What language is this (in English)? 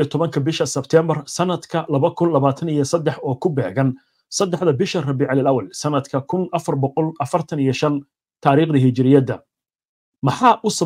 Arabic